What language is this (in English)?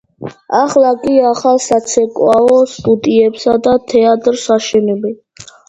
Georgian